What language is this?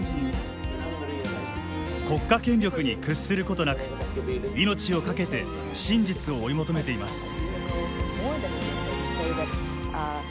Japanese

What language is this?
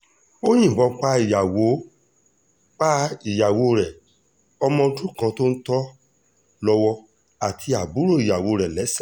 Yoruba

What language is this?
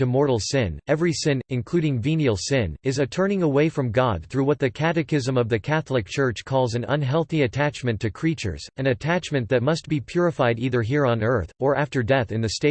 English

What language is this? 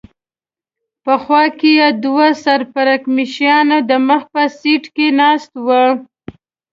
Pashto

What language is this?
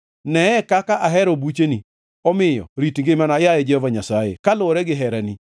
Luo (Kenya and Tanzania)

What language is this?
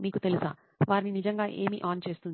Telugu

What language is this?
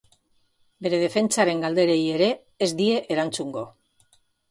Basque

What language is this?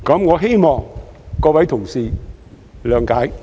Cantonese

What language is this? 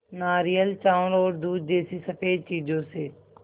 Hindi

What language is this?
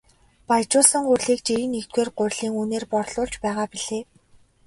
Mongolian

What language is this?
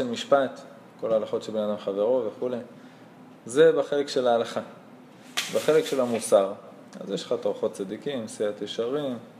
Hebrew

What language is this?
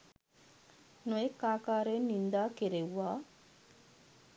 Sinhala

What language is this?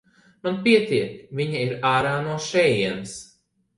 Latvian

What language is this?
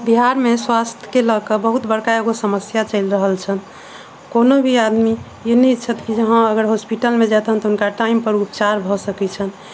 Maithili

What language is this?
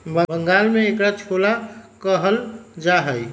Magahi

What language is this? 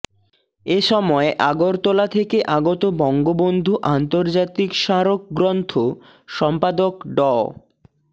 Bangla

